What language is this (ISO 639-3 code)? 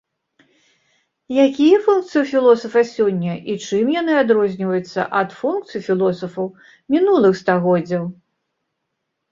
bel